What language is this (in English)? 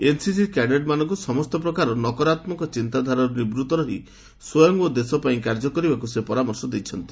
Odia